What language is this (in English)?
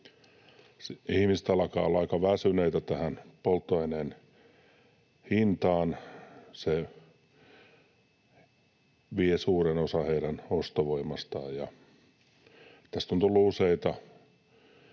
Finnish